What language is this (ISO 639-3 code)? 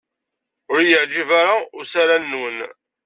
kab